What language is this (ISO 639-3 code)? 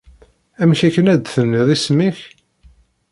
kab